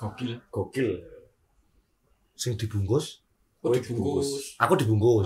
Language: Indonesian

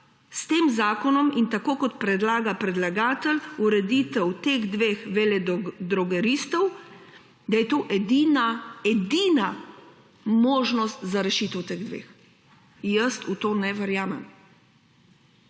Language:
Slovenian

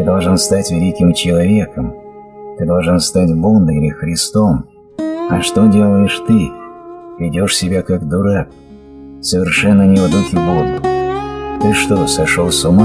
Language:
Russian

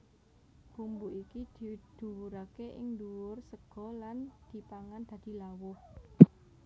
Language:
Javanese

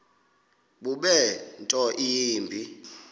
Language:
Xhosa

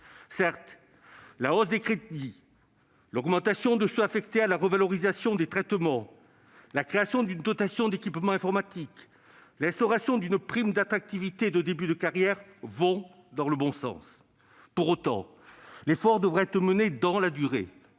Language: French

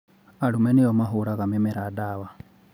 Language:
Kikuyu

